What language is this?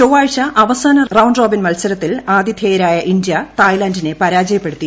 Malayalam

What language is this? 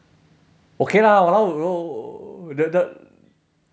English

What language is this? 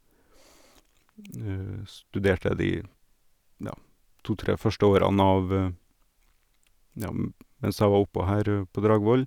Norwegian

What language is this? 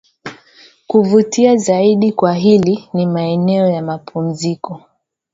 Swahili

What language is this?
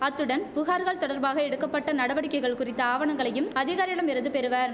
Tamil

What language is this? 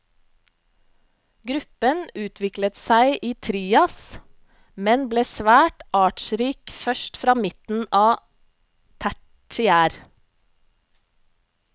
Norwegian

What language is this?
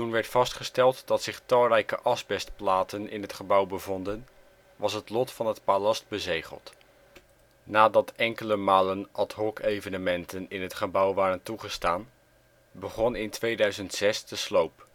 Dutch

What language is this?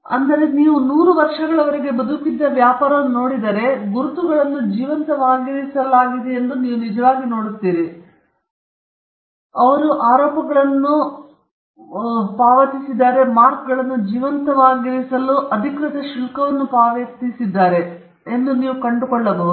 Kannada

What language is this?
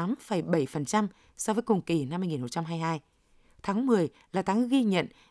Vietnamese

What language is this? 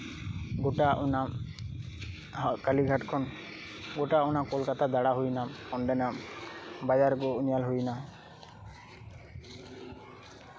Santali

